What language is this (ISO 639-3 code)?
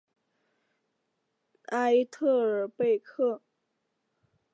zho